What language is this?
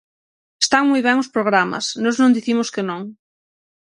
Galician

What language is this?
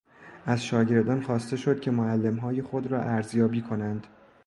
Persian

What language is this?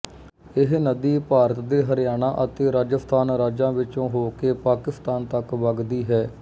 Punjabi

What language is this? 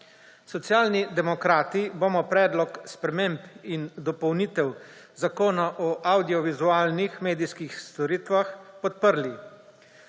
Slovenian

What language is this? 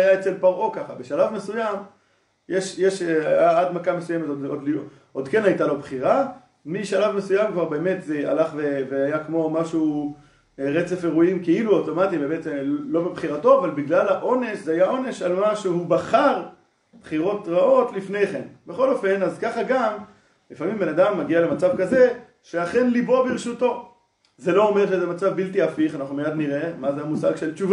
Hebrew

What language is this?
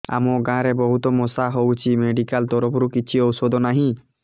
Odia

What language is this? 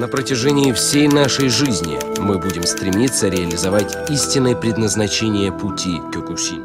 Russian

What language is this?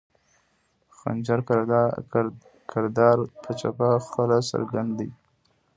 Pashto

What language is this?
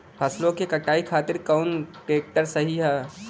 Bhojpuri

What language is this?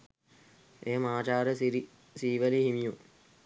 Sinhala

